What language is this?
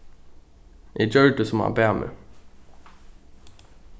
Faroese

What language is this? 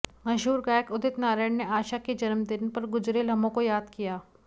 Hindi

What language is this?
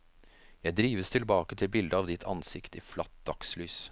Norwegian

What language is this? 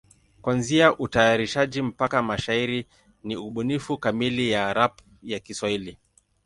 Swahili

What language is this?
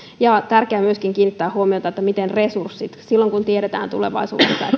Finnish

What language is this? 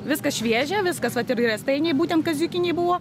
Lithuanian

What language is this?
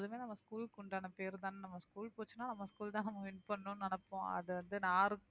Tamil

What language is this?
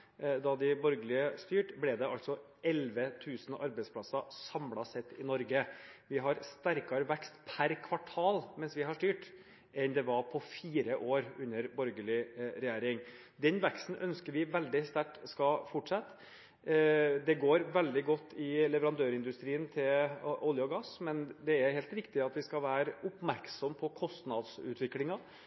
Norwegian Bokmål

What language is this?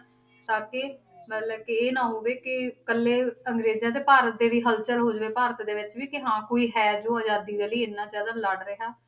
Punjabi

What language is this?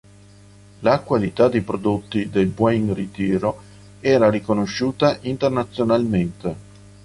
Italian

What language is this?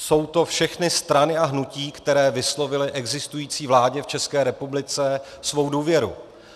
Czech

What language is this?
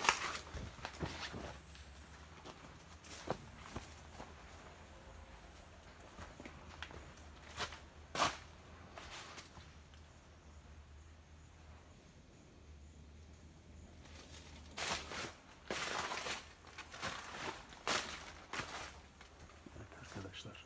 Turkish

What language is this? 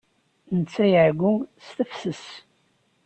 Kabyle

